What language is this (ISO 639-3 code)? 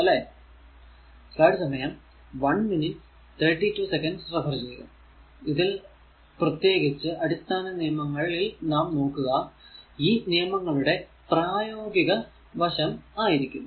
mal